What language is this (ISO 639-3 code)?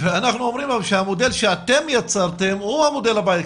heb